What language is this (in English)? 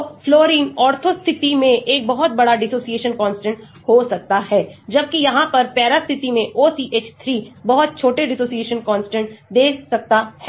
Hindi